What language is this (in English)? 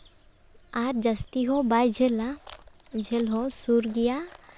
Santali